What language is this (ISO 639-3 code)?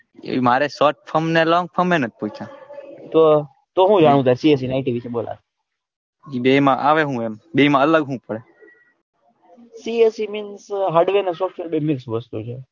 guj